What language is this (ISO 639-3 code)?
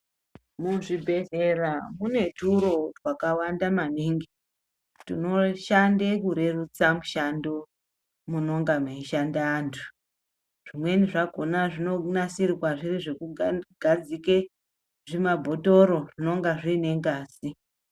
ndc